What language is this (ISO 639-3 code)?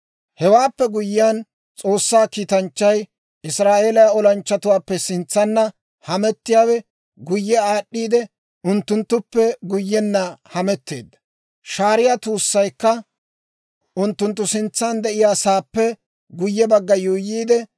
dwr